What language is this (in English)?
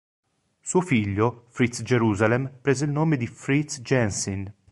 Italian